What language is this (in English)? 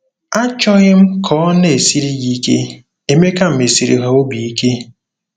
Igbo